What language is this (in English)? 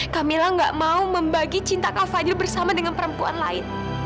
Indonesian